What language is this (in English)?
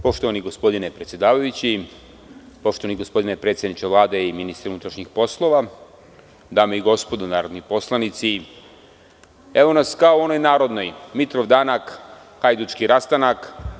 Serbian